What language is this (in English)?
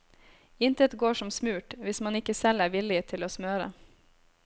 Norwegian